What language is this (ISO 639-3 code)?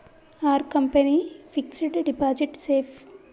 tel